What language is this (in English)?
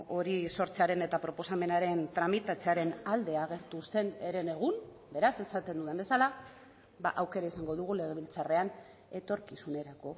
Basque